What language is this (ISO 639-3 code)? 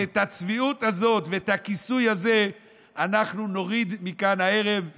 heb